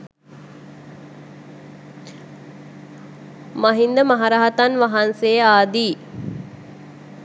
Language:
Sinhala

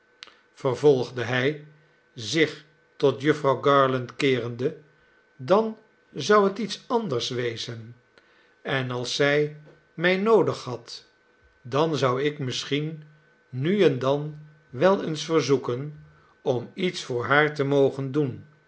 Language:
Dutch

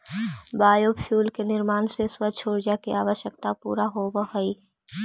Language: Magahi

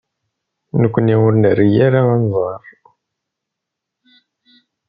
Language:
Kabyle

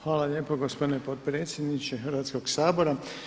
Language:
Croatian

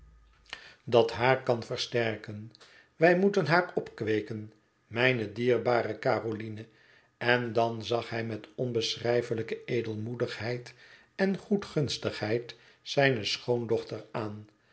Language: Dutch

